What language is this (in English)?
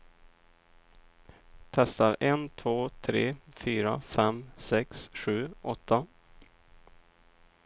Swedish